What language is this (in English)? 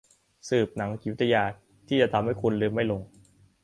Thai